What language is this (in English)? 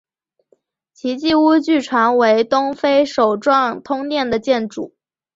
Chinese